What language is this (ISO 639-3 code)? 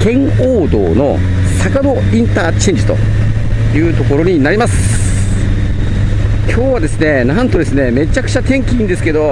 jpn